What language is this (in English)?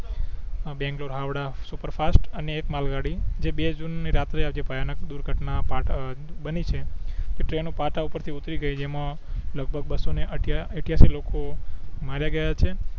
Gujarati